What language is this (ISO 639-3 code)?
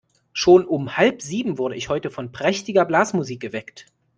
deu